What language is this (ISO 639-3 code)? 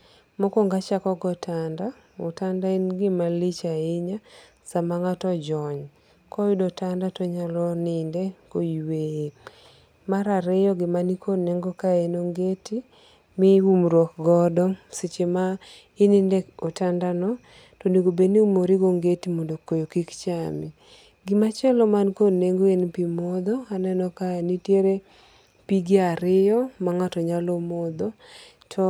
luo